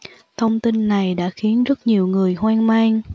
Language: Vietnamese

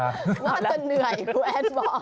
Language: Thai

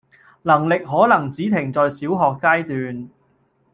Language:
Cantonese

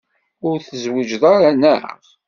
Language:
Kabyle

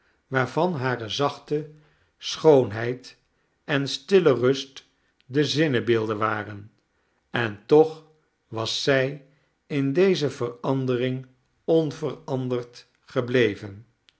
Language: Dutch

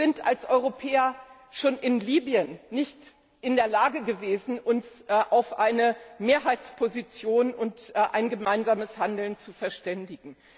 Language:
German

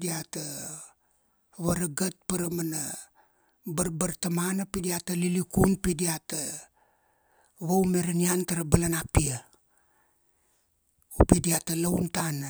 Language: Kuanua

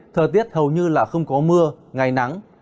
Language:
Vietnamese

